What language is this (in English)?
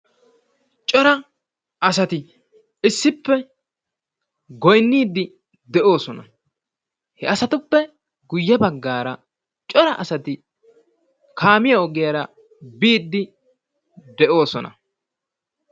Wolaytta